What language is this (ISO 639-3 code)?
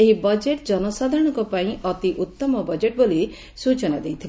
ori